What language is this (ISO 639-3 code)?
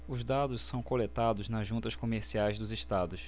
por